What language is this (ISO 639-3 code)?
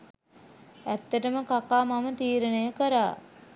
sin